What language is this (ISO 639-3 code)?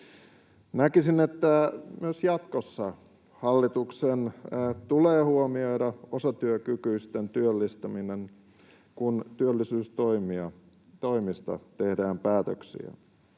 fin